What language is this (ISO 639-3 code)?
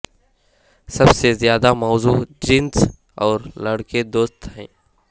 urd